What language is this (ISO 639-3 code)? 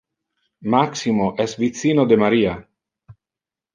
ina